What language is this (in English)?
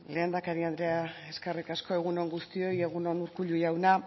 Basque